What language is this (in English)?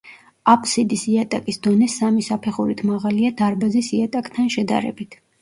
Georgian